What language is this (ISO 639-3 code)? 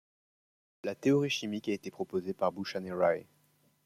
fra